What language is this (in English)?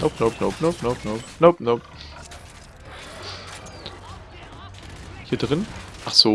German